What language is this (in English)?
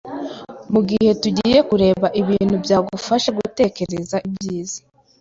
Kinyarwanda